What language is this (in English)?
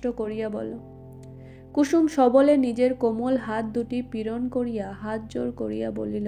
Bangla